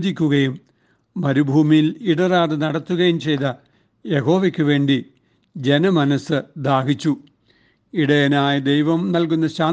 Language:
Malayalam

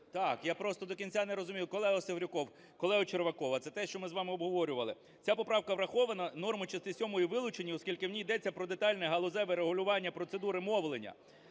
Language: Ukrainian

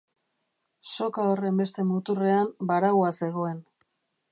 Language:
Basque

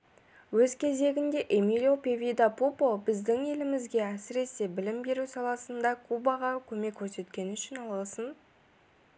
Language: Kazakh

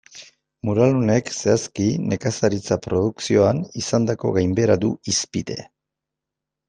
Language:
Basque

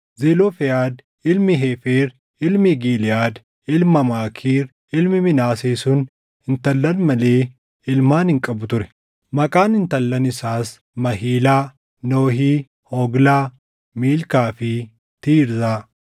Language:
Oromo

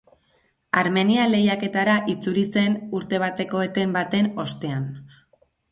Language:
Basque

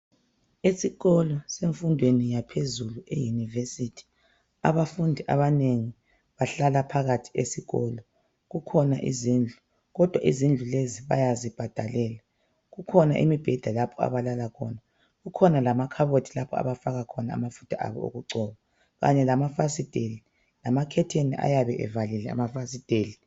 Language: North Ndebele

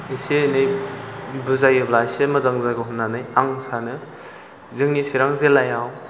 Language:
Bodo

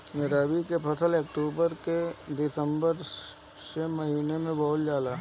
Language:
Bhojpuri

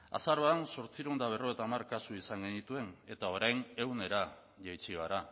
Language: Basque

